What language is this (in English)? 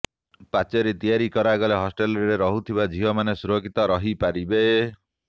Odia